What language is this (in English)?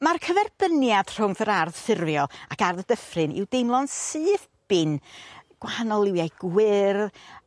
Welsh